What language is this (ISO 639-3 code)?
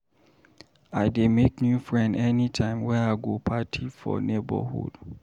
pcm